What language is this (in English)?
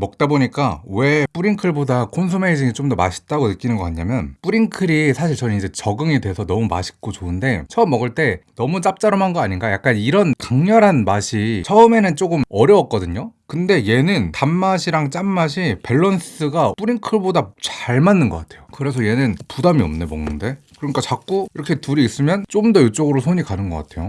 Korean